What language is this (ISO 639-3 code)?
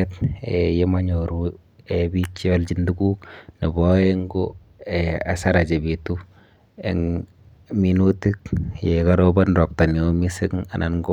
kln